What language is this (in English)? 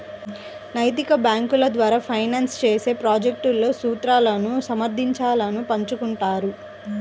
Telugu